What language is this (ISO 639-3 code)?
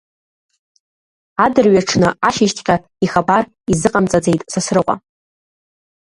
abk